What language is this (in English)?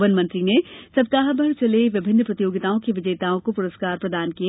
Hindi